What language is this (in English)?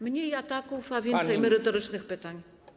Polish